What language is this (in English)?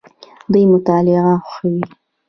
Pashto